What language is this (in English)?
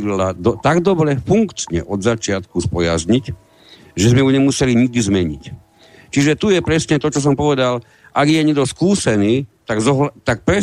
Slovak